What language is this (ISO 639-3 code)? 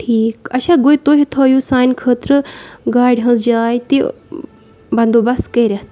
kas